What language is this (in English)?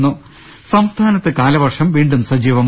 Malayalam